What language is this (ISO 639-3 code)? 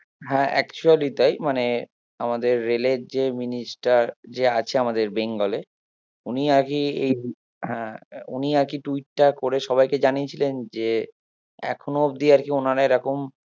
ben